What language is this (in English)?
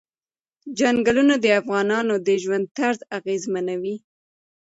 Pashto